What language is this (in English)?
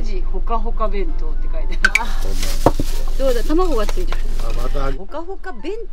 Japanese